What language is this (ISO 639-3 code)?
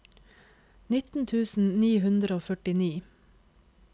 nor